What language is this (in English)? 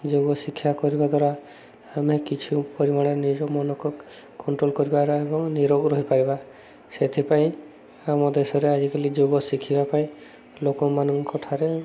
Odia